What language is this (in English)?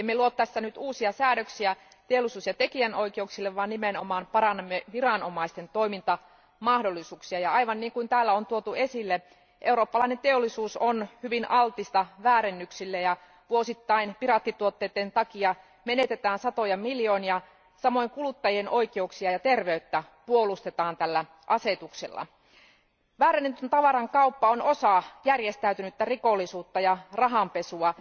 Finnish